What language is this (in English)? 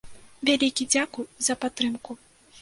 Belarusian